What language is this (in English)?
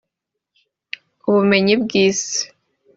Kinyarwanda